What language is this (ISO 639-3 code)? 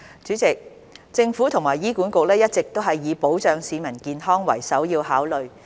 yue